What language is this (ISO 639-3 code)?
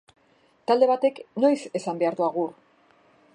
eus